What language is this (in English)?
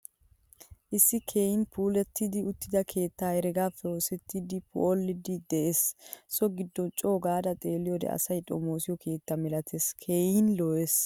Wolaytta